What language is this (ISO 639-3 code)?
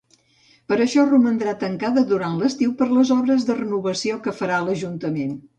cat